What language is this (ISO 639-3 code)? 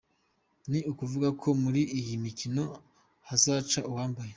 kin